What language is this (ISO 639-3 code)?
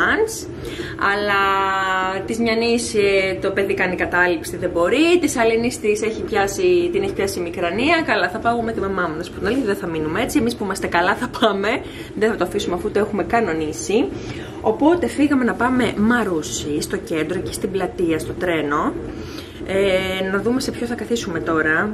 ell